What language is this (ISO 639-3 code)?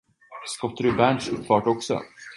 swe